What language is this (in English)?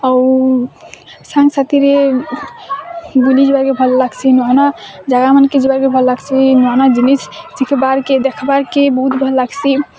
Odia